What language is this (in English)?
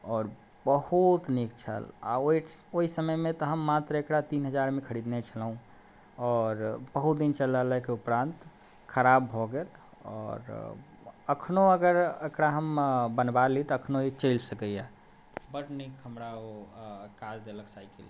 Maithili